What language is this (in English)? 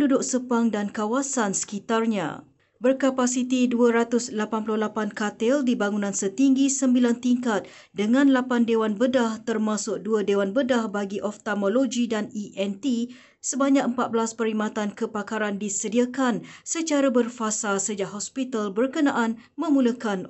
Malay